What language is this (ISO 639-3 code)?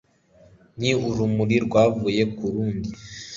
kin